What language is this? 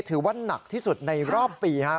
Thai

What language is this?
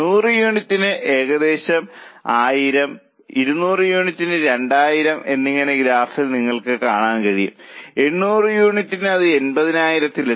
Malayalam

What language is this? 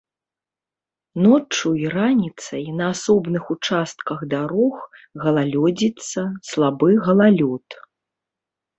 Belarusian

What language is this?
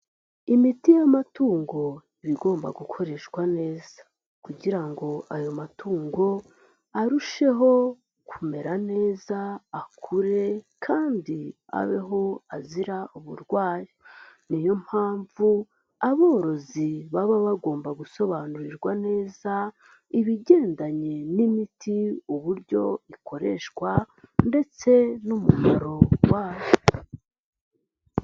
Kinyarwanda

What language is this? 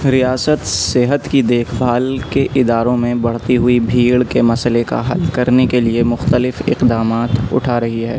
Urdu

